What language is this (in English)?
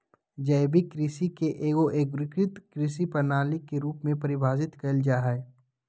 Magahi